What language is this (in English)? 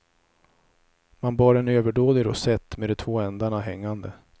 Swedish